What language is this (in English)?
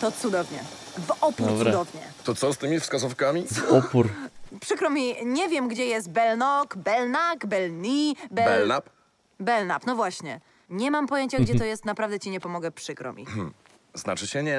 Polish